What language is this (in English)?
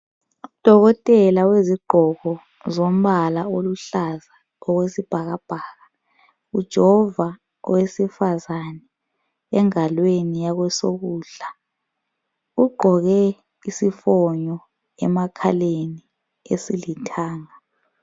North Ndebele